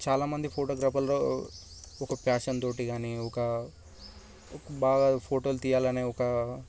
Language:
Telugu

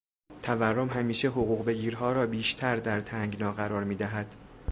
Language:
Persian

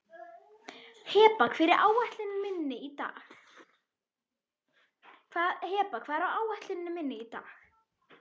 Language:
Icelandic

